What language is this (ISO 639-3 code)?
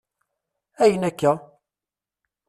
kab